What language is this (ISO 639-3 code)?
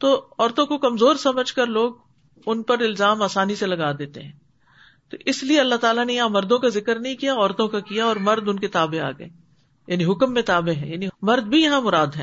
urd